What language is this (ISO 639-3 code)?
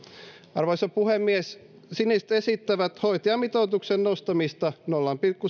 fin